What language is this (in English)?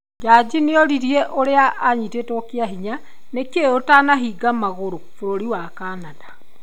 Kikuyu